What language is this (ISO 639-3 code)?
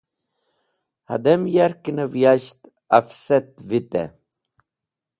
wbl